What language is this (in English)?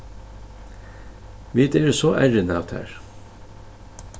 Faroese